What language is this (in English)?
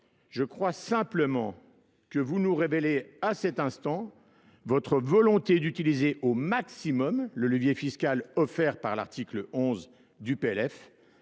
French